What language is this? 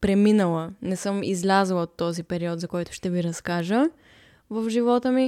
Bulgarian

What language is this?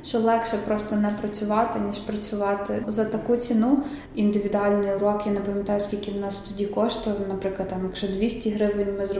Ukrainian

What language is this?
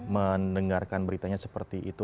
Indonesian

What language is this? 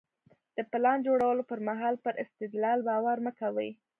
Pashto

